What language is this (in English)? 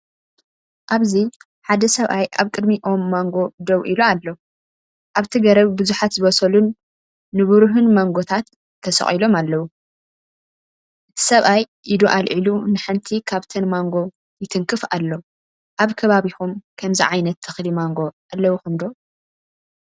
Tigrinya